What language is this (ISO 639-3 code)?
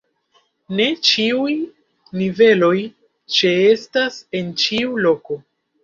epo